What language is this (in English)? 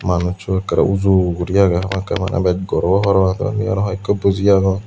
Chakma